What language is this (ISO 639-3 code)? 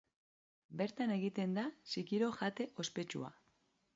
eus